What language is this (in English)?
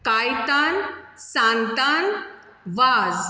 Konkani